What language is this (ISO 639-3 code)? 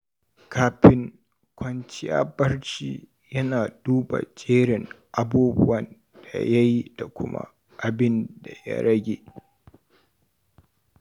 hau